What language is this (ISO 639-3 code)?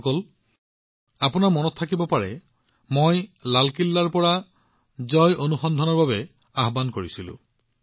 asm